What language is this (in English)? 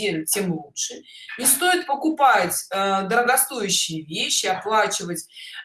Russian